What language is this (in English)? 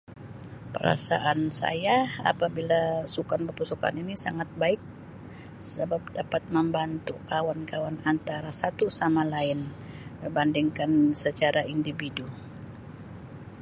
Sabah Malay